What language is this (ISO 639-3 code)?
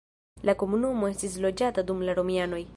epo